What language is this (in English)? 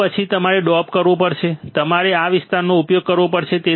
Gujarati